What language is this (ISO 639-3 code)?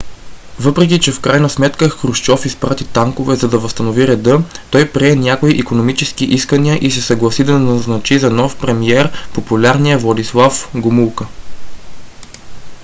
bul